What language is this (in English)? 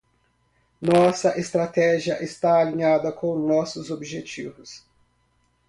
Portuguese